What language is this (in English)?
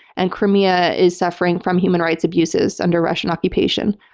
English